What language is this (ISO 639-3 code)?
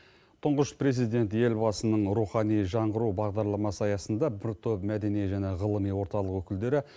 kaz